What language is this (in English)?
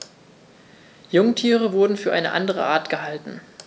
German